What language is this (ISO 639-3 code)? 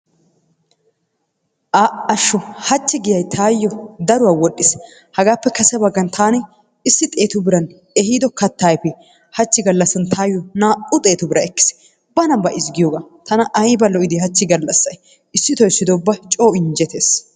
wal